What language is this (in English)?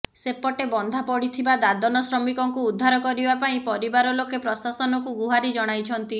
Odia